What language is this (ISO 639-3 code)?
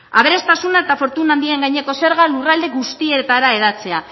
eus